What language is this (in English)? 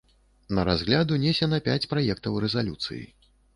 Belarusian